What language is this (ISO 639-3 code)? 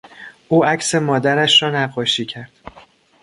fas